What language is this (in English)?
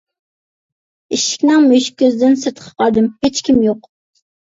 Uyghur